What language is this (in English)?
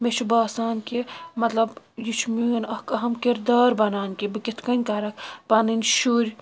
Kashmiri